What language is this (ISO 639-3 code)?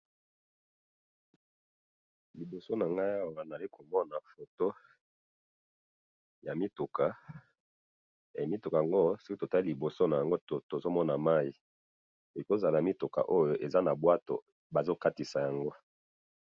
lin